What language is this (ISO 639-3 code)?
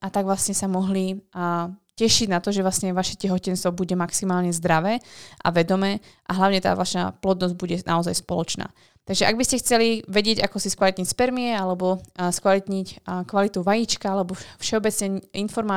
slk